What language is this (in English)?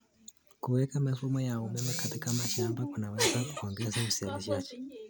Kalenjin